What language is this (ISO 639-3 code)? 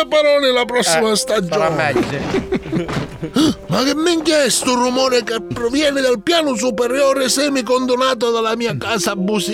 ita